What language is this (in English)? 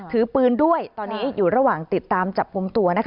Thai